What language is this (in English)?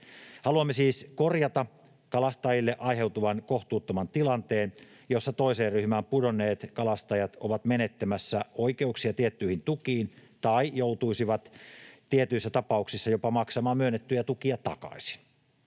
Finnish